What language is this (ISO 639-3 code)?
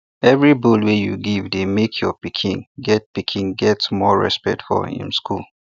pcm